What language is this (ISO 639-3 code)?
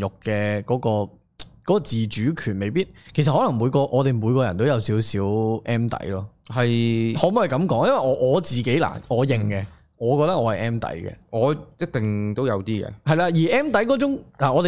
zho